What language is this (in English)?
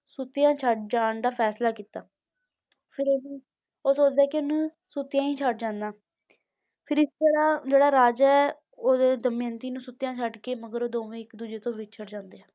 Punjabi